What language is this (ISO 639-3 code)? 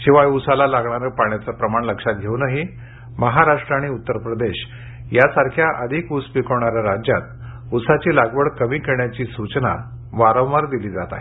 mar